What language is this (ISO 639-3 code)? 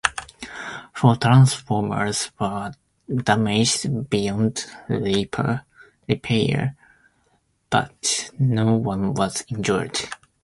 eng